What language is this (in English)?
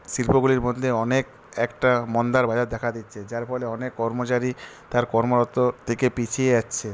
Bangla